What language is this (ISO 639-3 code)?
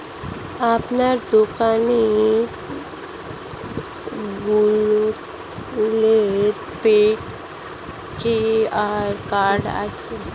ben